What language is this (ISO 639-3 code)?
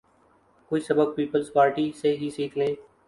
urd